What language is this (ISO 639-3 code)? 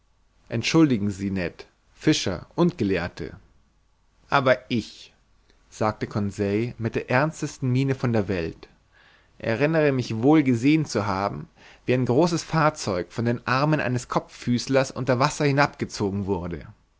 deu